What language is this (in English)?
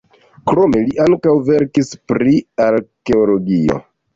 Esperanto